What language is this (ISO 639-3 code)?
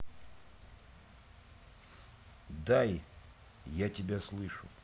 rus